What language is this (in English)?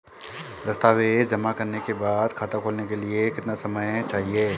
Hindi